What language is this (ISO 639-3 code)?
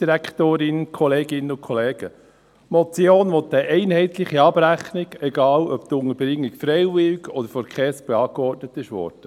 gsw